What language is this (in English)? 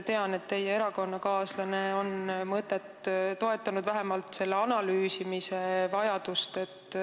Estonian